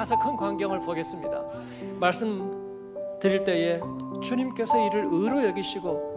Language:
Korean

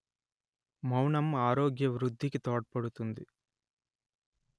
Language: Telugu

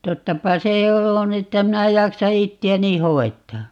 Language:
Finnish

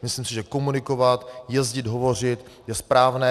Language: Czech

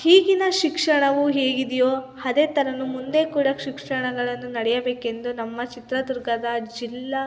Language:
Kannada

